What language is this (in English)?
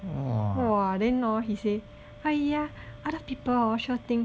English